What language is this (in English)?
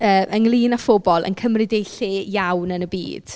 Welsh